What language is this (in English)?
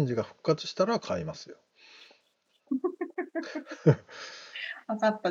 Japanese